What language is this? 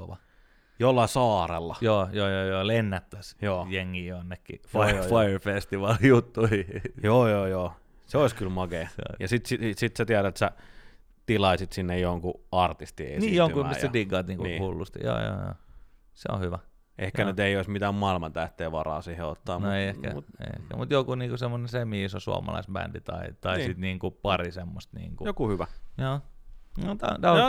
Finnish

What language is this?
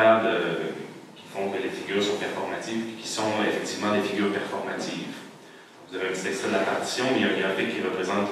French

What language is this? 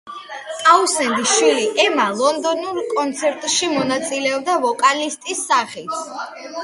Georgian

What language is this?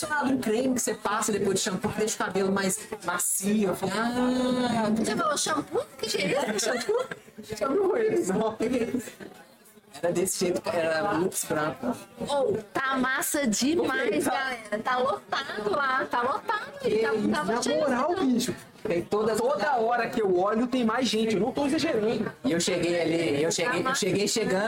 Portuguese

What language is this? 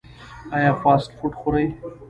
Pashto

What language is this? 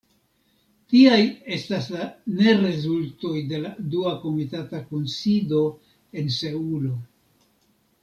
Esperanto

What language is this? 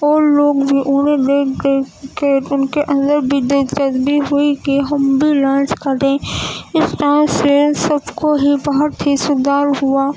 Urdu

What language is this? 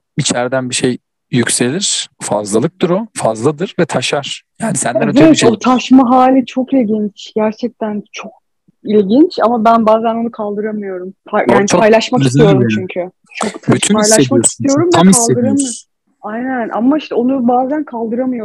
Turkish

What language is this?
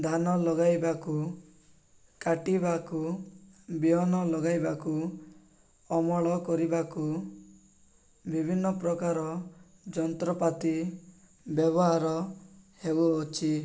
Odia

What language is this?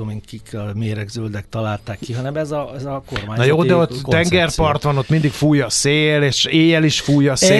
Hungarian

